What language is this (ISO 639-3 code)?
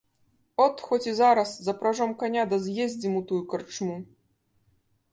bel